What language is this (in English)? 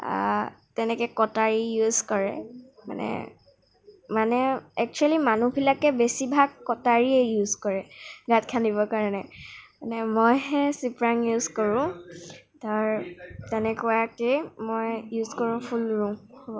Assamese